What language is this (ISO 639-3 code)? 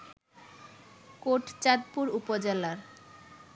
ben